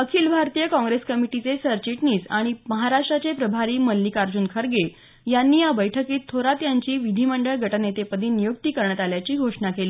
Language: Marathi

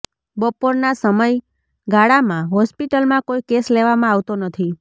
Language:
Gujarati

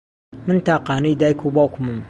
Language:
Central Kurdish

